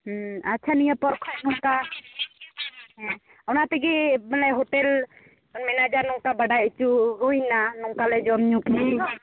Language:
Santali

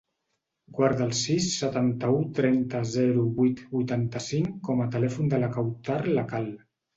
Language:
Catalan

